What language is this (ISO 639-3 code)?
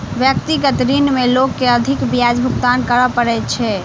mai